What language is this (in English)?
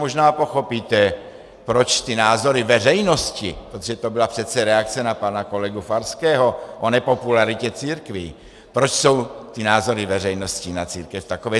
Czech